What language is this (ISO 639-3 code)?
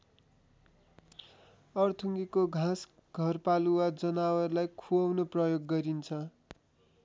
nep